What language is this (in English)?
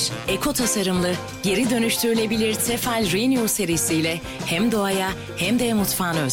Turkish